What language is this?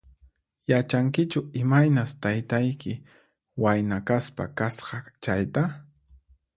Puno Quechua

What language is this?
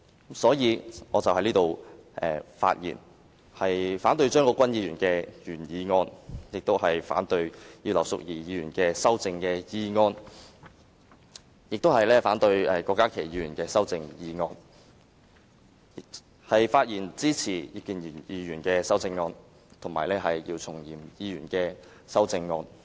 Cantonese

